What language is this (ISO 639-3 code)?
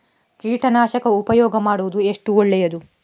kan